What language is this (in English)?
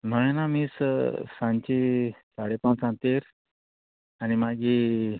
Konkani